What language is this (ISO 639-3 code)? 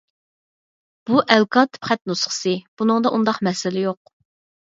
uig